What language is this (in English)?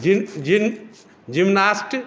Maithili